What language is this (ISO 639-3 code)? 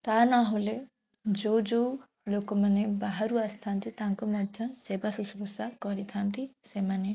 ori